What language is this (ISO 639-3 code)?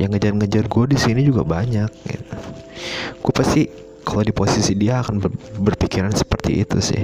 ind